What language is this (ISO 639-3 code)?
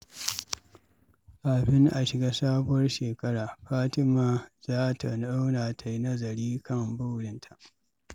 hau